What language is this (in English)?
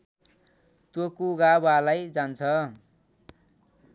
Nepali